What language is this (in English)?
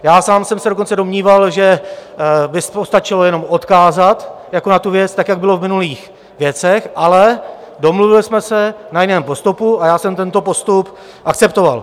Czech